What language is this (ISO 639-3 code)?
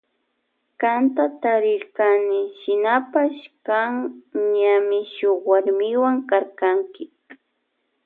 qvj